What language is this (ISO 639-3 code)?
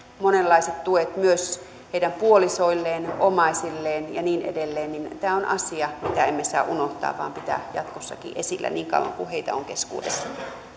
fin